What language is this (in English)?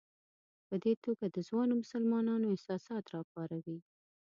Pashto